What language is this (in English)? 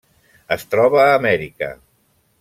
Catalan